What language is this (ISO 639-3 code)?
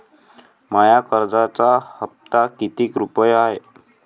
mar